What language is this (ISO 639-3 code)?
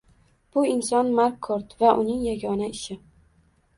uzb